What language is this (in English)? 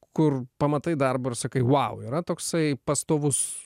Lithuanian